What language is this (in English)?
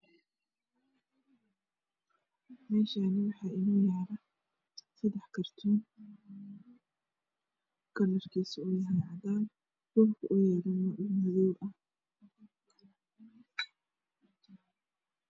Somali